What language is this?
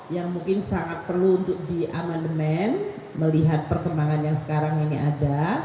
Indonesian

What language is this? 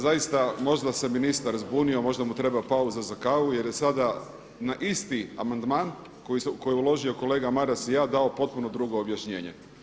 Croatian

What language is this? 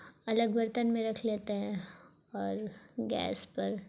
Urdu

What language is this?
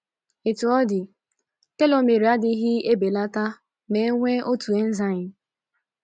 Igbo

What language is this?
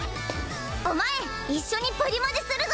Japanese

